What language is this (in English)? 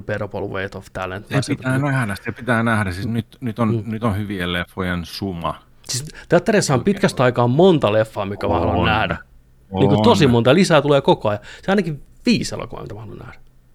Finnish